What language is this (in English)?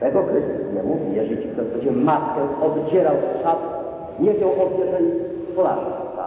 Polish